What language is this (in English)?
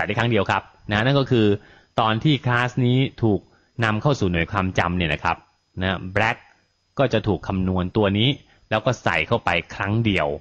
Thai